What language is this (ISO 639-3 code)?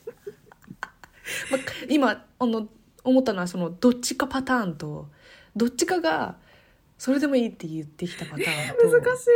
jpn